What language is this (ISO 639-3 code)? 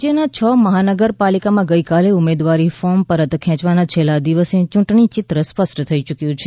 guj